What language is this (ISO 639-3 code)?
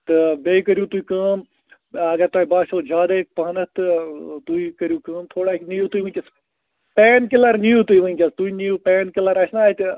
kas